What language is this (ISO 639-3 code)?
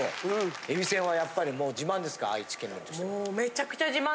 jpn